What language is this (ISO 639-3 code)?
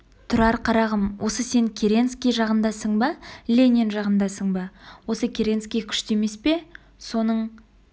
kaz